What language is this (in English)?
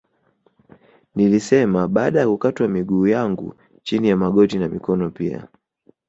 Swahili